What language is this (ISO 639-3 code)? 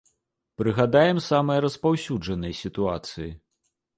bel